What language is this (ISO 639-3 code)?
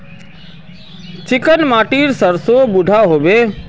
mag